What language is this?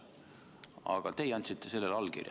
Estonian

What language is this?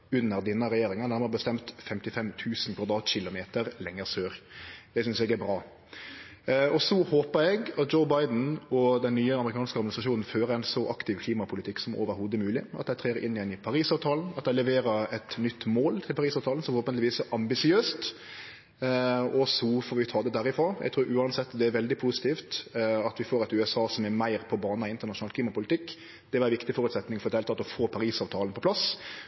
Norwegian Nynorsk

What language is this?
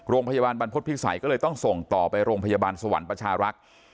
Thai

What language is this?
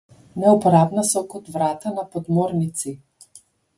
Slovenian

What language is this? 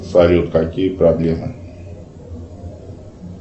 Russian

